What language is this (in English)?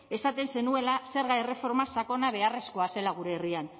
Basque